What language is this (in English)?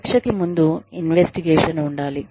Telugu